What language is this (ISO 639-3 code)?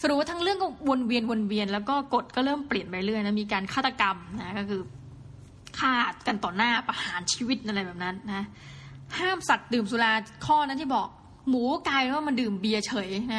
tha